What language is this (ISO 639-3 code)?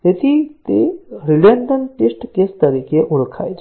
guj